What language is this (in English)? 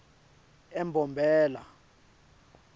Swati